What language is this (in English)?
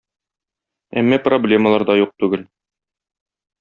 Tatar